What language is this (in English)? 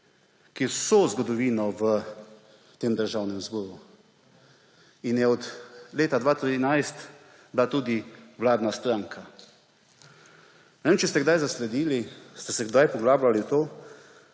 Slovenian